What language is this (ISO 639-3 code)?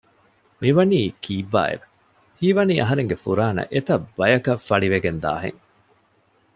div